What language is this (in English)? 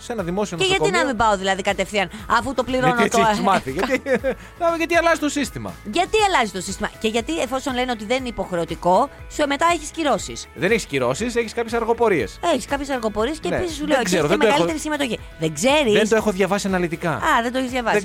Greek